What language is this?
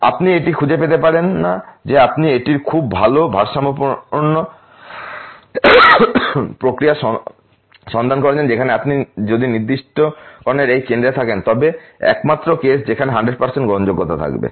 Bangla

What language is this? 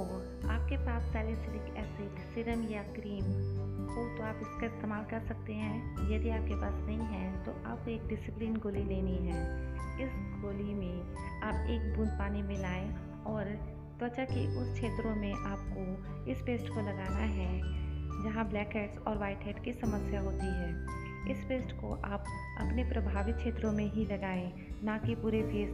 Hindi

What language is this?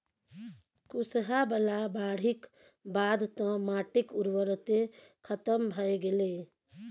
Maithili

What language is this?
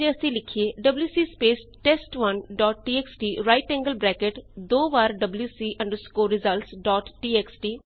Punjabi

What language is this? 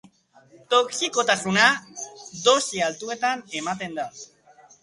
Basque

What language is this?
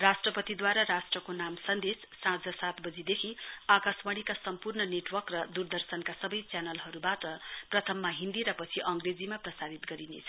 Nepali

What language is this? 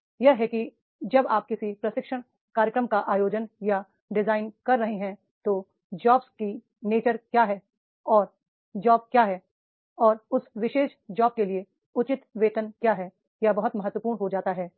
Hindi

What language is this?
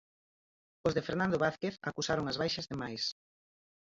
Galician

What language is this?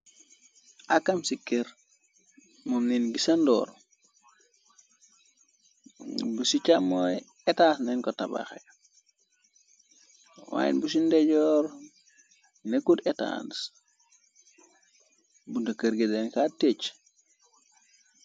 Wolof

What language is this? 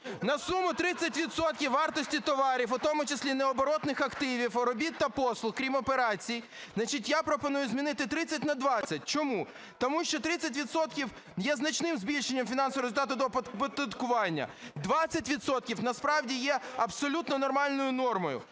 Ukrainian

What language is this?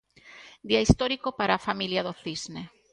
Galician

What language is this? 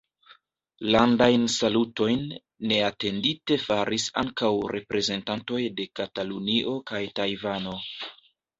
Esperanto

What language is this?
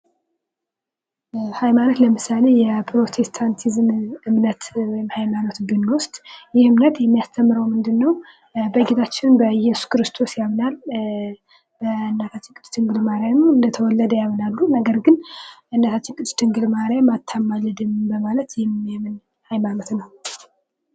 Amharic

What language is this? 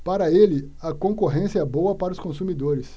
Portuguese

